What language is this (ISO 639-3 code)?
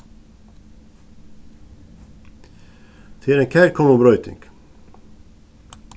fao